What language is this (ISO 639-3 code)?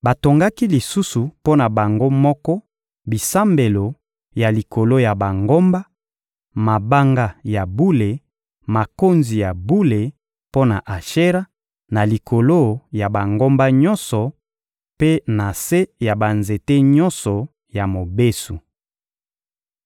lin